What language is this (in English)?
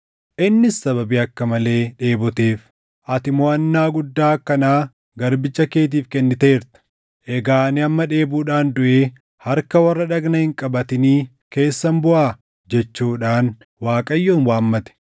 Oromo